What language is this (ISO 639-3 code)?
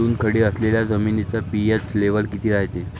mar